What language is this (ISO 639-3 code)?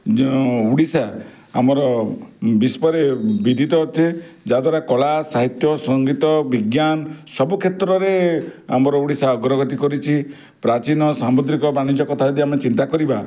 ori